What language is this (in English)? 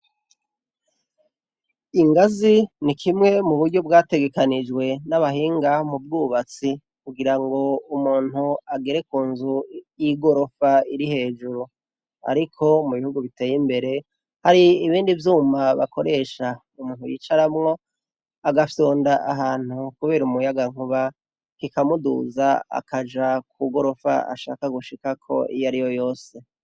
Rundi